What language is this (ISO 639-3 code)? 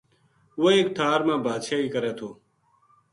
gju